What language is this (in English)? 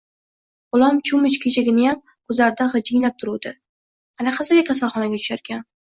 Uzbek